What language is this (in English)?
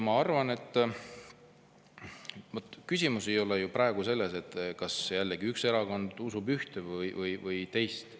Estonian